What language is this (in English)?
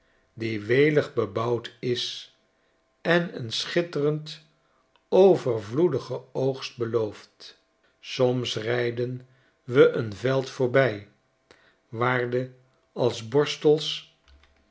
Dutch